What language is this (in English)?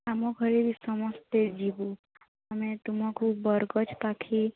Odia